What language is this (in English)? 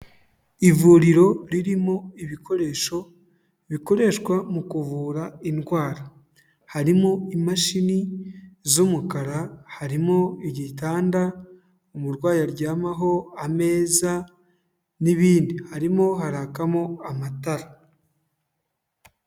Kinyarwanda